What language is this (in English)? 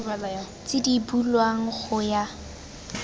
Tswana